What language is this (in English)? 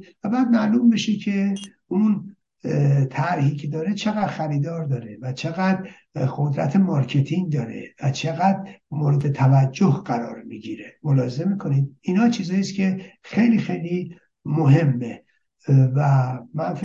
Persian